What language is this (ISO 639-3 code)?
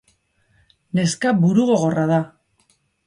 eus